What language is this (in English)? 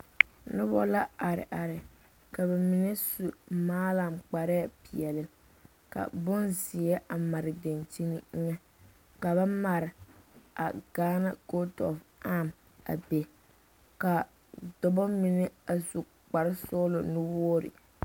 Southern Dagaare